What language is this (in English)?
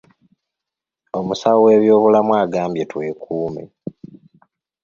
Ganda